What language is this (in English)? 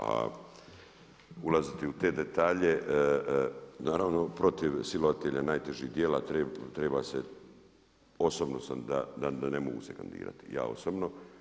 Croatian